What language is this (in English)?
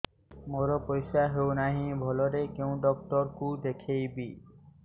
Odia